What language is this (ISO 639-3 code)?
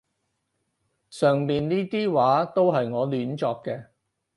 yue